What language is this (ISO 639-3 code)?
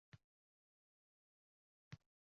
uzb